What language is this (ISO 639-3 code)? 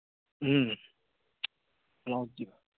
mni